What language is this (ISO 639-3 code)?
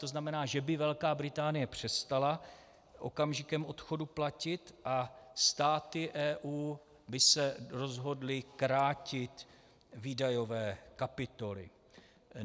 ces